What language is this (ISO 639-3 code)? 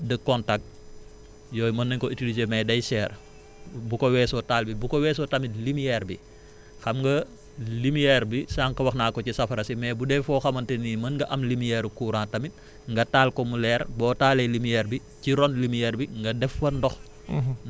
wol